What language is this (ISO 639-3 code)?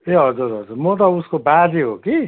nep